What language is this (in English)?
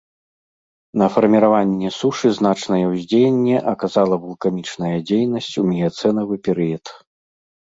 Belarusian